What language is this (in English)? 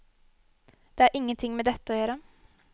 Norwegian